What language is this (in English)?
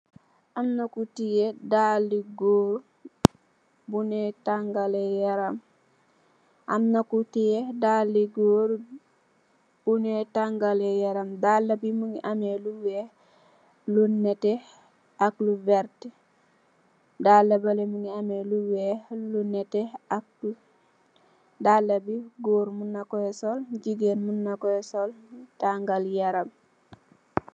Wolof